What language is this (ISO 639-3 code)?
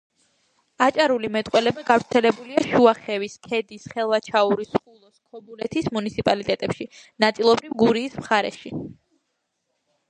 kat